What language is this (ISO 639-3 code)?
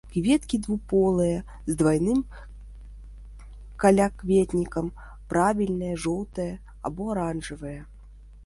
bel